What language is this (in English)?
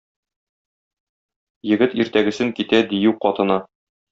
Tatar